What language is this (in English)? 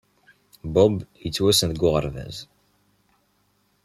Kabyle